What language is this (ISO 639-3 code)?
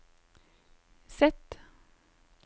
nor